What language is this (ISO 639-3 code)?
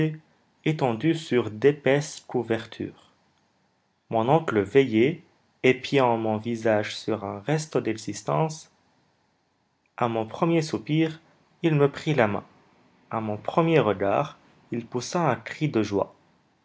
fra